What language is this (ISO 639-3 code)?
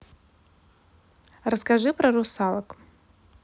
rus